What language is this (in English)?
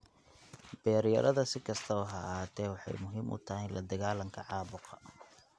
Somali